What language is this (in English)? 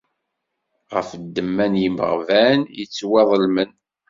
Kabyle